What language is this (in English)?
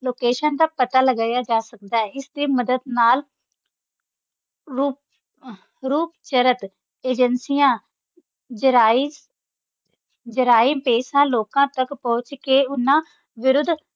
Punjabi